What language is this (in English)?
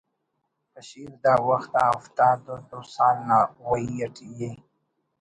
Brahui